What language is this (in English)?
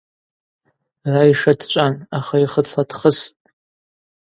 Abaza